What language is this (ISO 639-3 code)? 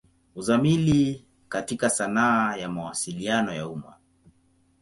swa